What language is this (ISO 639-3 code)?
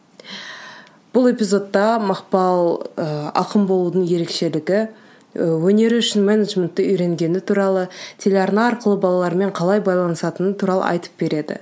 kaz